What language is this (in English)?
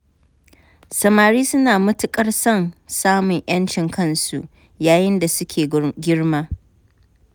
Hausa